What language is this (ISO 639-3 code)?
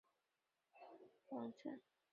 zho